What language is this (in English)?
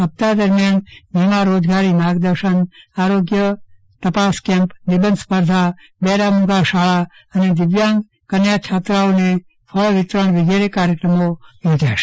Gujarati